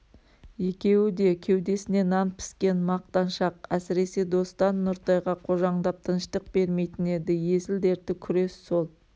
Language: Kazakh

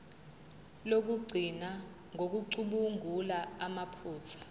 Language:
Zulu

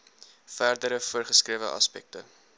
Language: Afrikaans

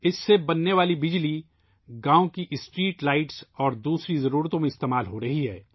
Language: Urdu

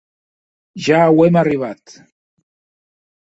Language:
Occitan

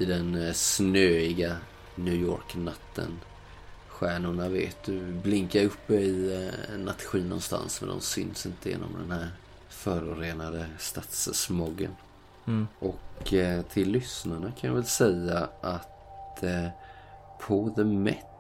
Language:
Swedish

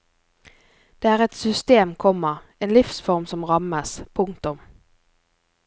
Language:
Norwegian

